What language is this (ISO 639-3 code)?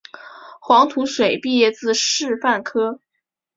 zho